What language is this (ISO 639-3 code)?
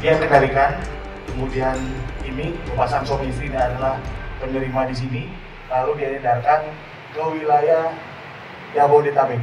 ind